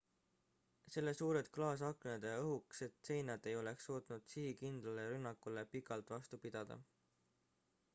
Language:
Estonian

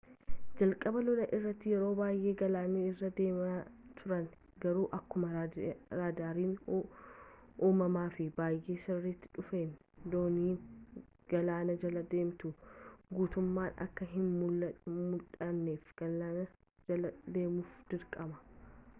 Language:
Oromo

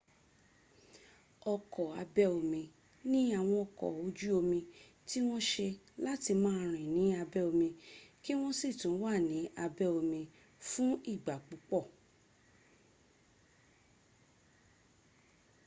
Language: Yoruba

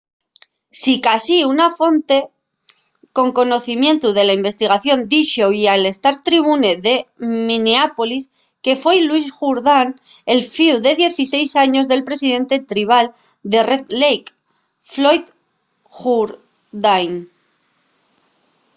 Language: Asturian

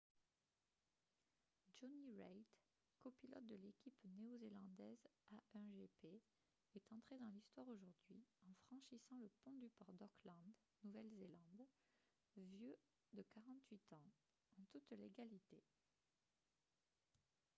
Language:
French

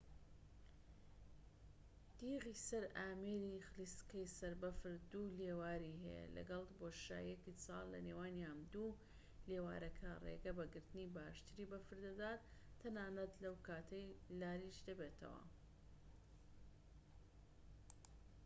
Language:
Central Kurdish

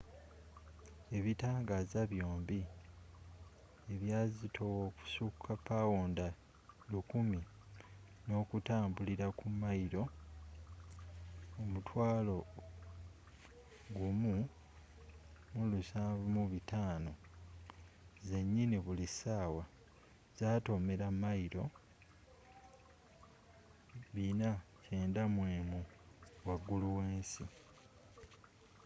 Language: Ganda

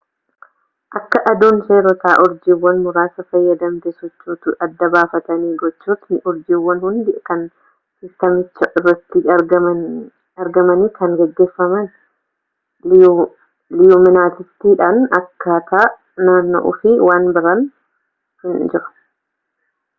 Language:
Oromo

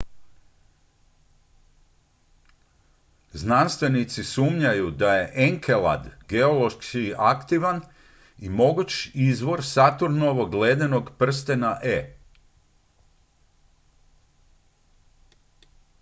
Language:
Croatian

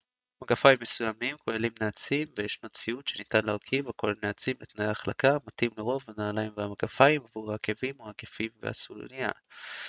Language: Hebrew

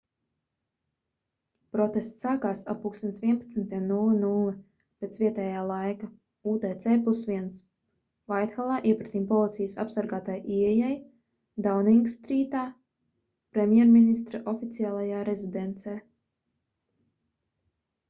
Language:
Latvian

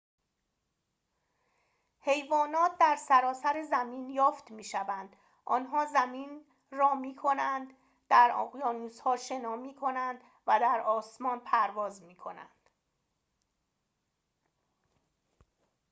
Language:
Persian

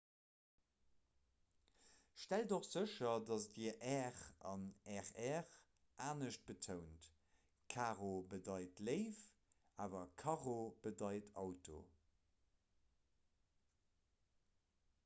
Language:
Luxembourgish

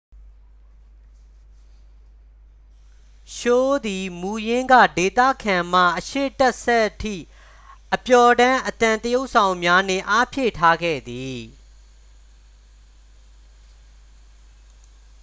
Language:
Burmese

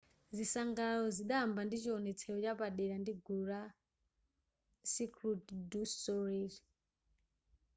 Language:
Nyanja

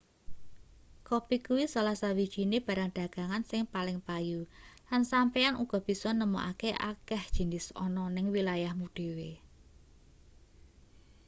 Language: Javanese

